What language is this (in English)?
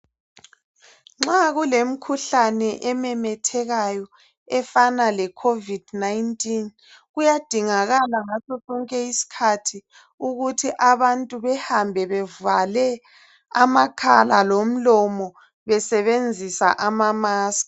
North Ndebele